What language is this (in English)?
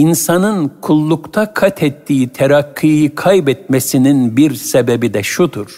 Turkish